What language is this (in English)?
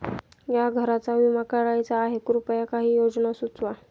Marathi